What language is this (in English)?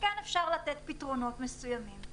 Hebrew